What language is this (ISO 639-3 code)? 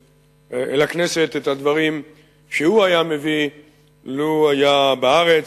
heb